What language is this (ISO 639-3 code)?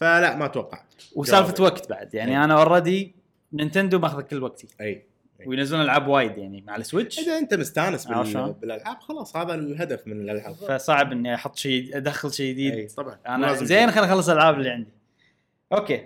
ara